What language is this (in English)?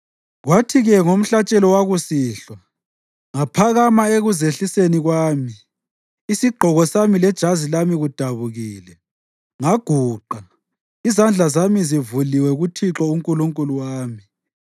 North Ndebele